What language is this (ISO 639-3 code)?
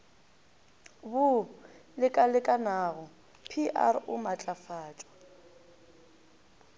nso